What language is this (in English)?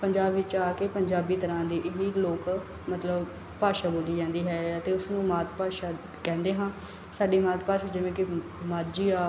Punjabi